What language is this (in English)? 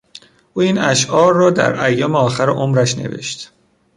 Persian